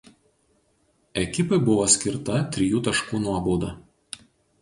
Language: Lithuanian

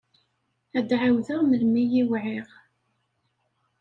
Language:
Kabyle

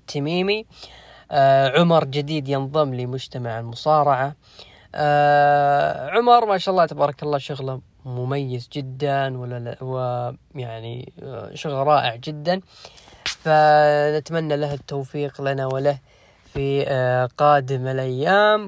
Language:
Arabic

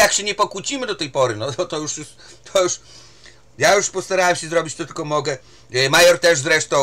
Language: Polish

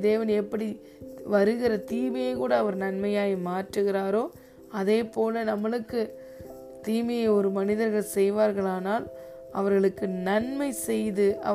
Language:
Tamil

